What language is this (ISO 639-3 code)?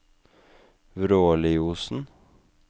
nor